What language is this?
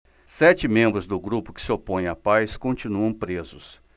Portuguese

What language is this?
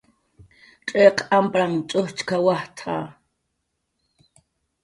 Jaqaru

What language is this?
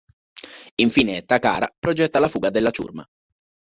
Italian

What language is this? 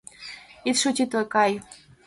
Mari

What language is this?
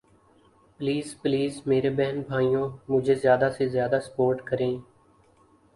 Urdu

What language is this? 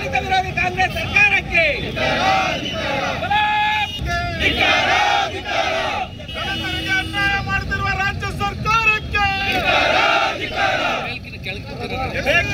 Kannada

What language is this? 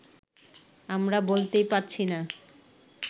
Bangla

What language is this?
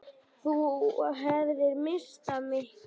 Icelandic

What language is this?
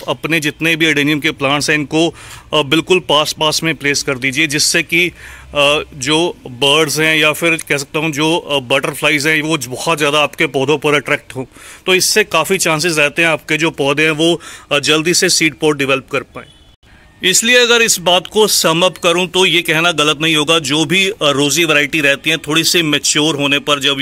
Hindi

